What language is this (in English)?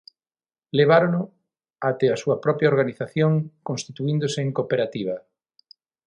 Galician